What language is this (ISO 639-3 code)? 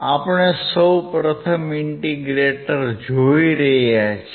guj